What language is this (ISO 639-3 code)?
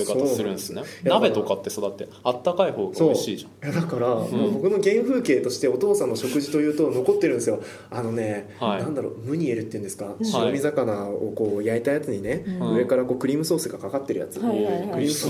jpn